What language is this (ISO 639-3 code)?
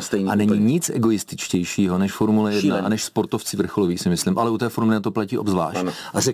ces